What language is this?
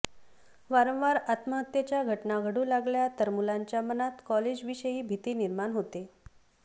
Marathi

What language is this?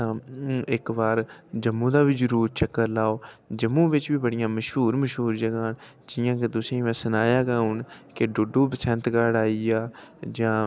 Dogri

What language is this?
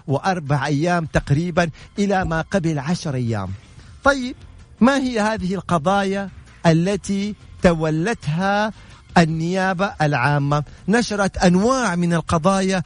Arabic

